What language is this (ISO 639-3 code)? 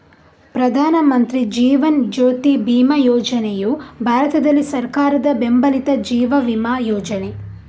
kan